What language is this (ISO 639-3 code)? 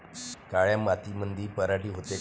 mar